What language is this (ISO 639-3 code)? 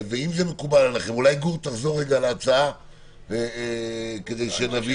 heb